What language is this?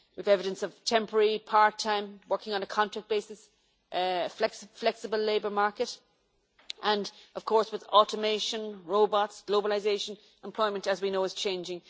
English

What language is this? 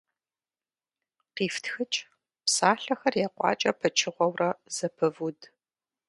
Kabardian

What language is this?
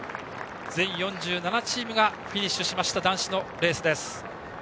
Japanese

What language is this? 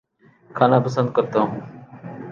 Urdu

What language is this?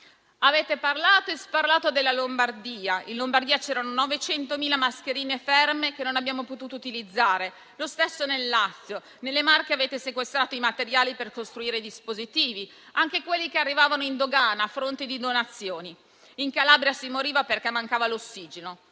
Italian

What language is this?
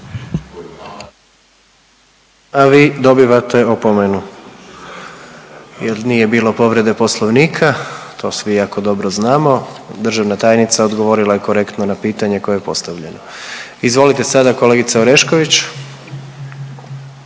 Croatian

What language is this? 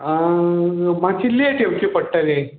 Konkani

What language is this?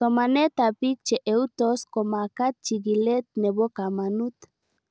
Kalenjin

